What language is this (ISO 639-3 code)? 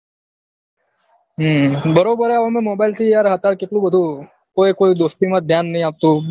guj